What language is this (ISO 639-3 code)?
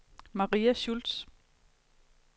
dan